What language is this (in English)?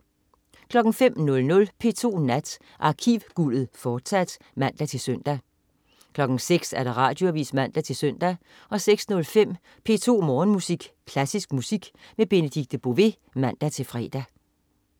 Danish